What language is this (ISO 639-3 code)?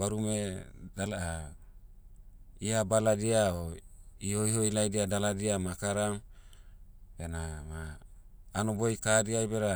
meu